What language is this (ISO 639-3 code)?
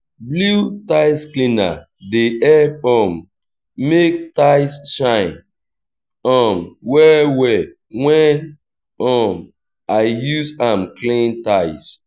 pcm